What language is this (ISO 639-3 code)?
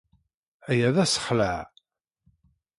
kab